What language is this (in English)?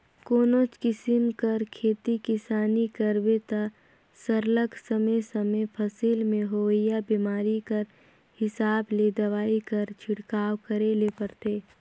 Chhattisgarhi